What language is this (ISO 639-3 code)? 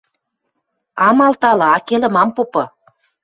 mrj